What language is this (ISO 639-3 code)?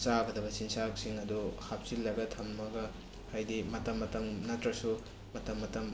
mni